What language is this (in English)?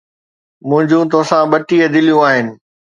Sindhi